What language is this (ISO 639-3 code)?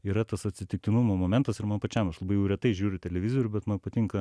lit